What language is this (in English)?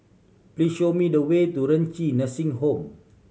English